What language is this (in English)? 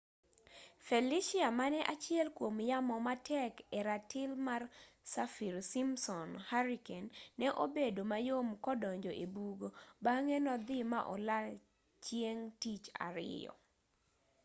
Luo (Kenya and Tanzania)